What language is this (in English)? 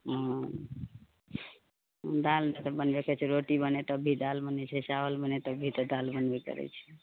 Maithili